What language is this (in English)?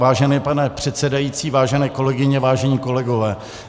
Czech